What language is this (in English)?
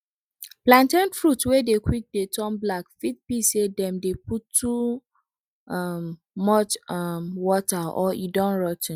Nigerian Pidgin